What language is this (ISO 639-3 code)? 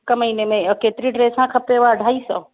snd